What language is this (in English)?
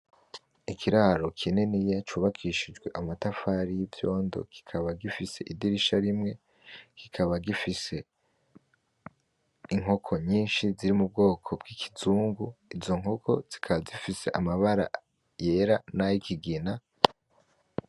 Rundi